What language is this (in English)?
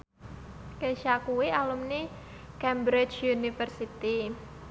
Javanese